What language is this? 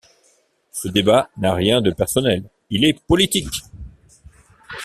French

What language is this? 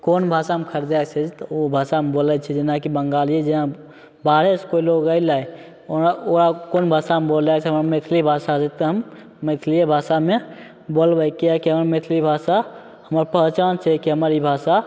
Maithili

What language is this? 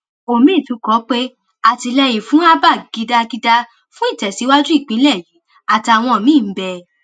Yoruba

